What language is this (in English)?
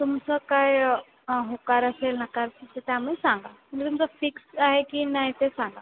Marathi